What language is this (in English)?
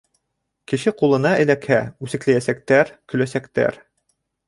Bashkir